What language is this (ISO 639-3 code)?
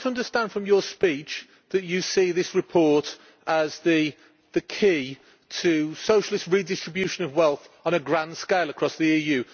eng